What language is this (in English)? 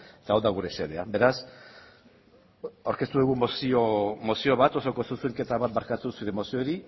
Basque